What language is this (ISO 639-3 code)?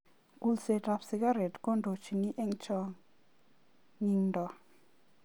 kln